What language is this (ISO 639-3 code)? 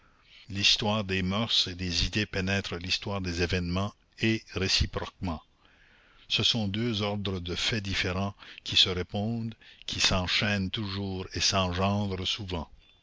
fra